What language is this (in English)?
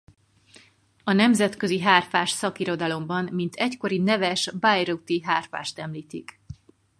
Hungarian